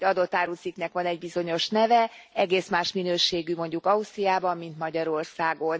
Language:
Hungarian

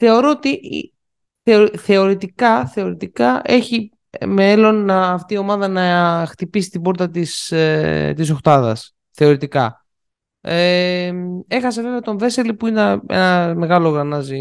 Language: Greek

